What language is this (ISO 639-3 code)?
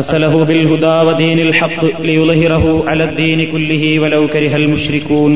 mal